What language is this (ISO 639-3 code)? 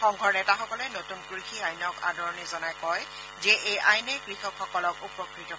asm